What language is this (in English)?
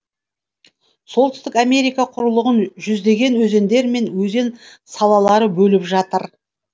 Kazakh